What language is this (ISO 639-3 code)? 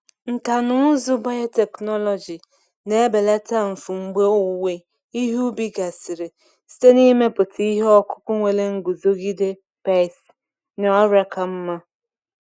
ibo